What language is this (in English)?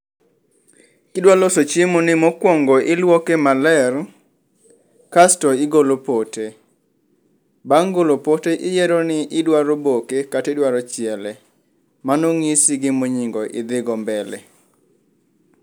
Luo (Kenya and Tanzania)